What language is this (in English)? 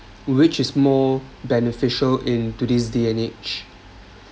English